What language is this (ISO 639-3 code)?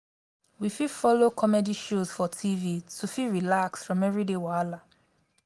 pcm